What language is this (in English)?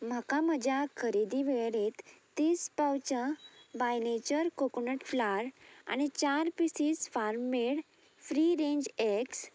Konkani